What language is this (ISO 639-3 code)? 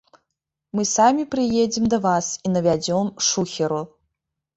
bel